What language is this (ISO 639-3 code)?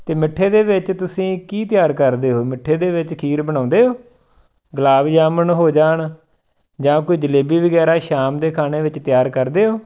pan